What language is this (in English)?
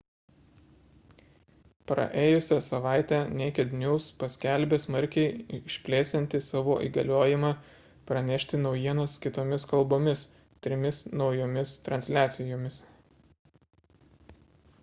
Lithuanian